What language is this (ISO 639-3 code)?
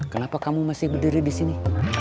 ind